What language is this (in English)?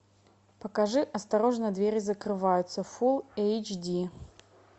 Russian